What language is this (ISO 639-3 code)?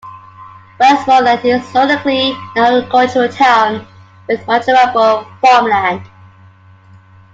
eng